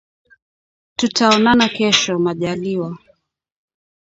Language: Swahili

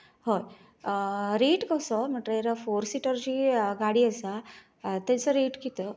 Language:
Konkani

